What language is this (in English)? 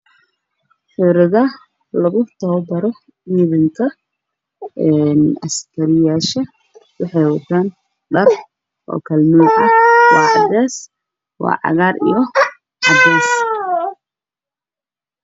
Somali